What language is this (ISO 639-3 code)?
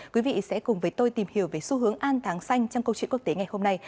vie